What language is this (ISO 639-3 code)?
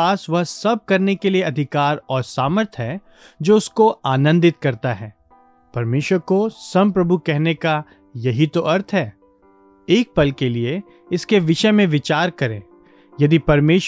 hin